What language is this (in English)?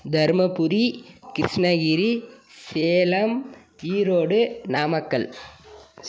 Tamil